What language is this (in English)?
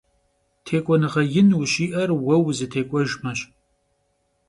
Kabardian